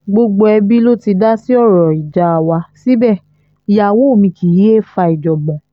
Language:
Yoruba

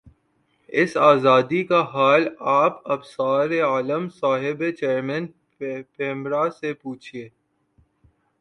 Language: Urdu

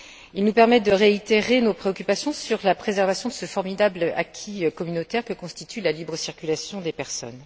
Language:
French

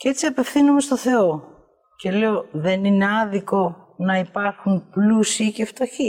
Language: Greek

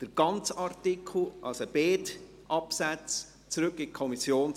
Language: Swiss German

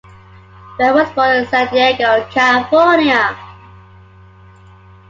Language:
English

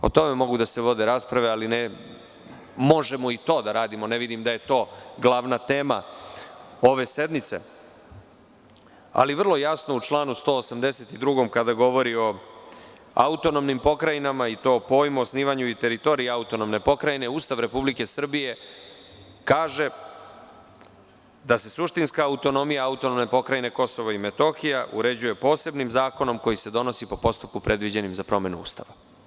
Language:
Serbian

